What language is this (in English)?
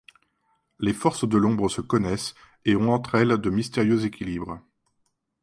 French